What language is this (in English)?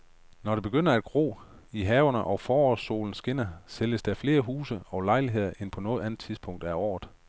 Danish